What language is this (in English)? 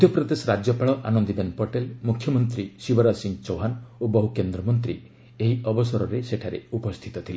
Odia